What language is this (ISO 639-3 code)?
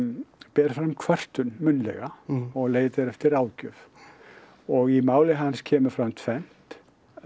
isl